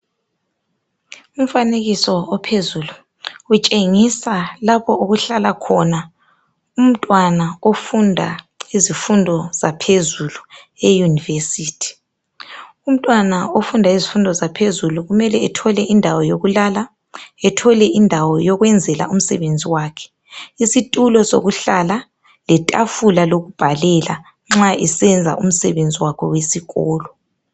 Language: North Ndebele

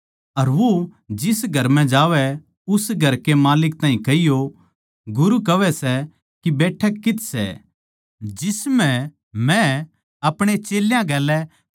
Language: Haryanvi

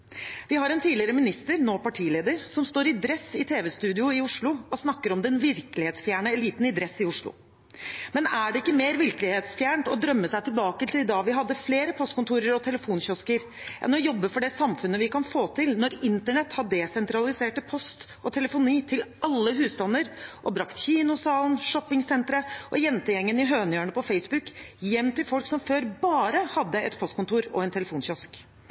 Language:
Norwegian Bokmål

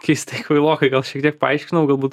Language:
Lithuanian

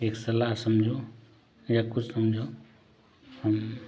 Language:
Hindi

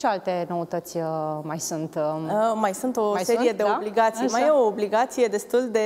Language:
Romanian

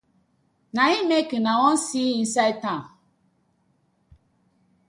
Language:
Nigerian Pidgin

